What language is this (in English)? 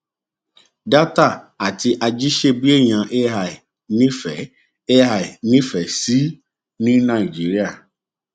Yoruba